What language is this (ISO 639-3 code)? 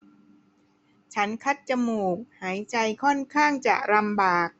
tha